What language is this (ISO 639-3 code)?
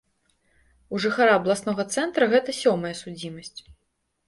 bel